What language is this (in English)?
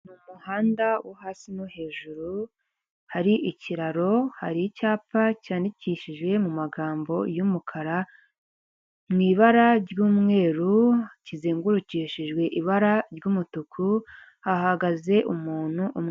Kinyarwanda